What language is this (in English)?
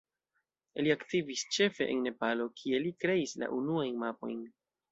Esperanto